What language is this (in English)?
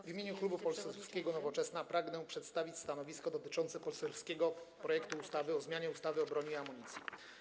Polish